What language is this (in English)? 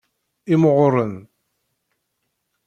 Kabyle